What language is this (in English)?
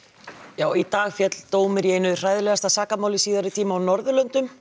Icelandic